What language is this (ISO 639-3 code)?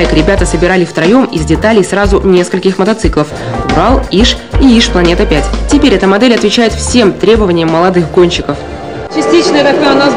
rus